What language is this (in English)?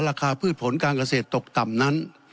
Thai